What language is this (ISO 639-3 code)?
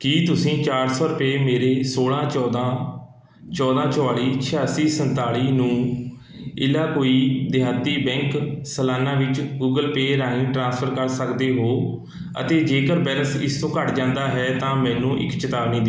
pan